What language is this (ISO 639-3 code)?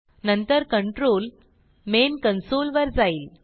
mar